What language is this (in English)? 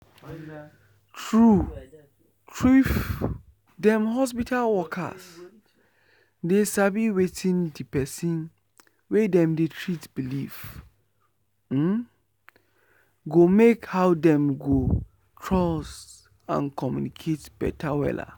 Nigerian Pidgin